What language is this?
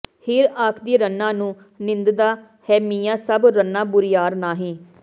Punjabi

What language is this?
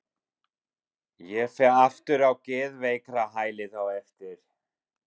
Icelandic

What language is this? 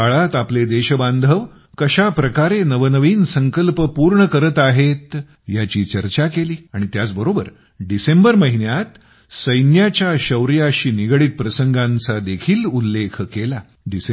Marathi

